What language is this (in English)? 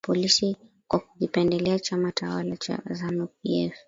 Swahili